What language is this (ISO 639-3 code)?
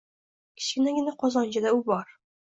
uzb